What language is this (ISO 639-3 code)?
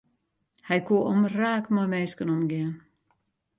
fry